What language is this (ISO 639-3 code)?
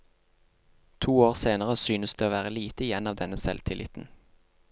nor